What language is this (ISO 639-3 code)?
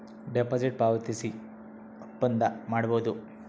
kan